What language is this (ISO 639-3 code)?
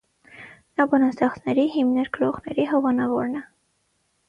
hye